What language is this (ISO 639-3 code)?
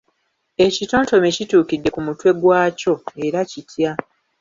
lug